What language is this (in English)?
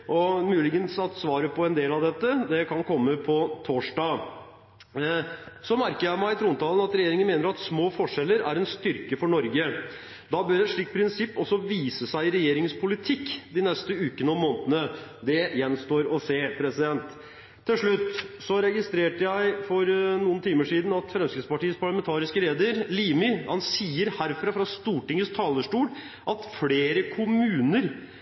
Norwegian Bokmål